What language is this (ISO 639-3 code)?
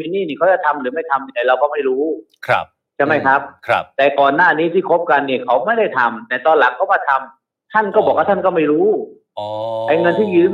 tha